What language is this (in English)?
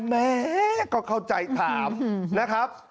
Thai